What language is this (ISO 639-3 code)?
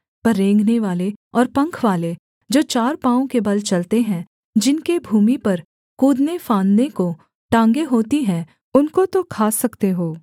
hin